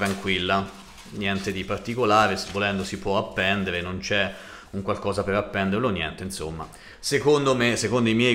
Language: Italian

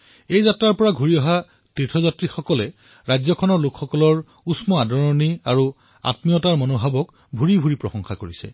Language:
Assamese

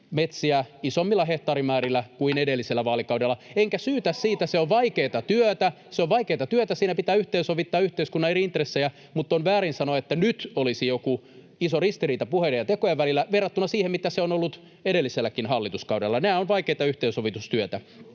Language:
Finnish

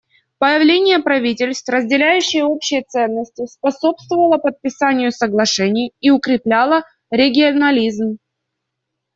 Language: Russian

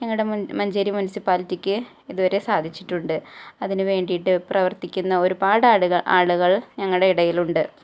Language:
Malayalam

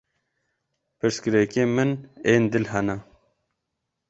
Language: Kurdish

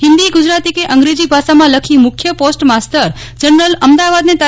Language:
Gujarati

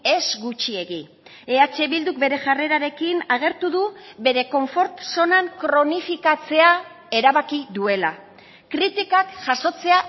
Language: Basque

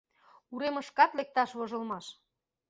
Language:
Mari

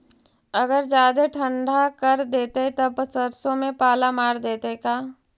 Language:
Magahi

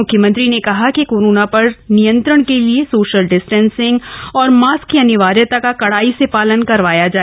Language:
Hindi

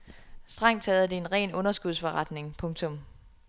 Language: Danish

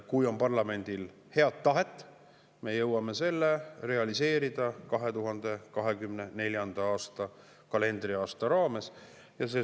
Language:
Estonian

